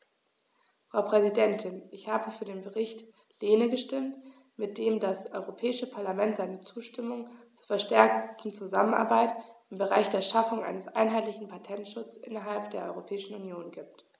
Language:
German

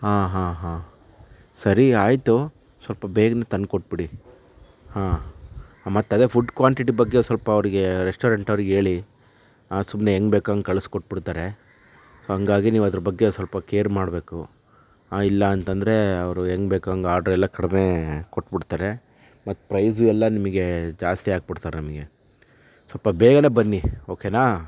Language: Kannada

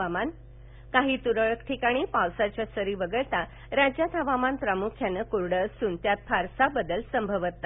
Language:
Marathi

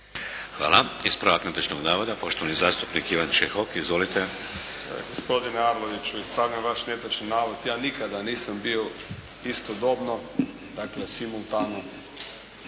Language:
Croatian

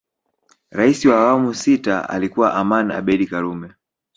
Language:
Swahili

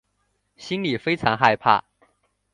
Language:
Chinese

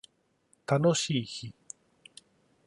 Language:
Japanese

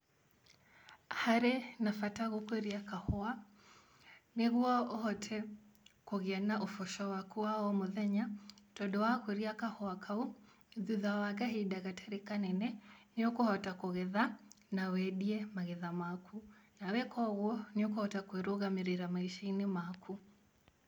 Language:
Kikuyu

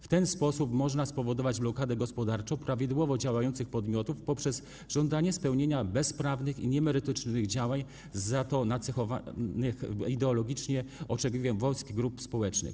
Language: Polish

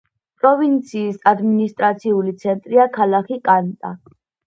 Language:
Georgian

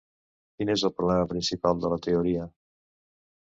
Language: Catalan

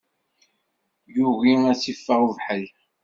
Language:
Kabyle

